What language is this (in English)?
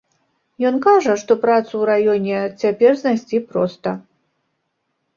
Belarusian